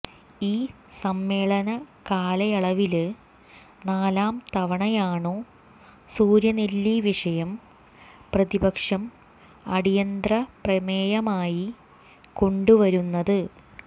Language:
Malayalam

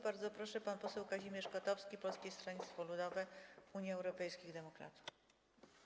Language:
Polish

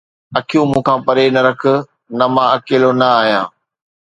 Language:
Sindhi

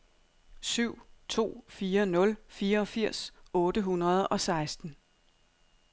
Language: Danish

